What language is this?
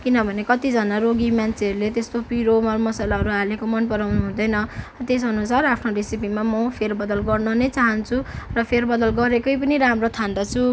Nepali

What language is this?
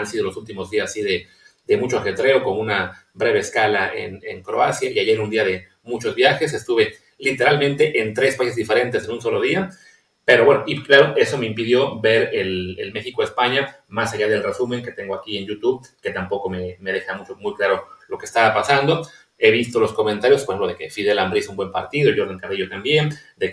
Spanish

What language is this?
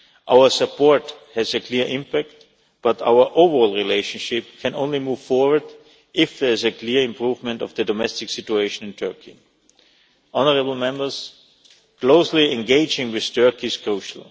English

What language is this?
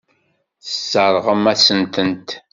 Kabyle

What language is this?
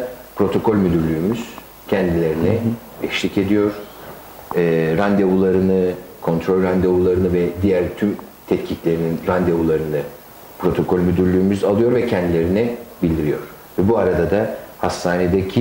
Turkish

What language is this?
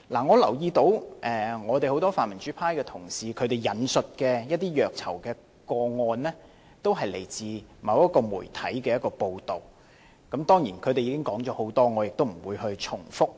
Cantonese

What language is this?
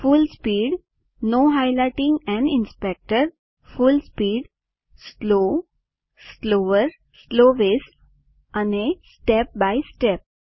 Gujarati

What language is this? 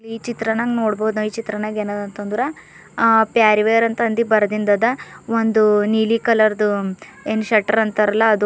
Kannada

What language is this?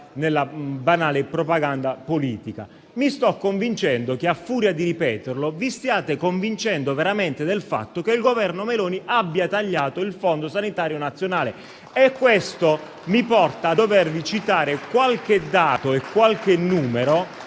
Italian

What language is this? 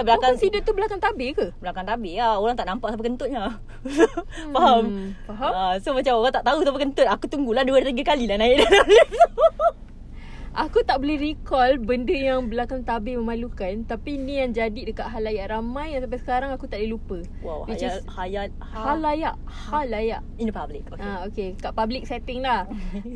Malay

